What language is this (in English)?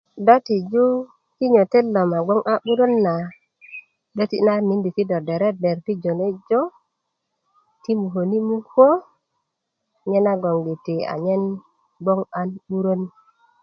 Kuku